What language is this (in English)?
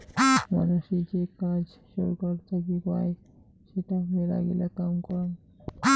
Bangla